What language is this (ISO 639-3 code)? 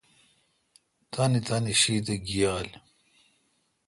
xka